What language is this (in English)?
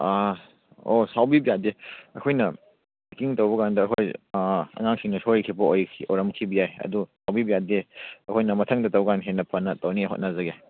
Manipuri